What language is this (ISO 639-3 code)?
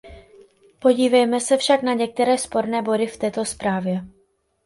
ces